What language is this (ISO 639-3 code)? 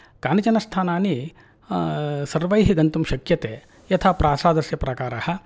san